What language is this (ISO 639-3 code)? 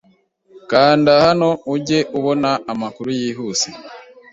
kin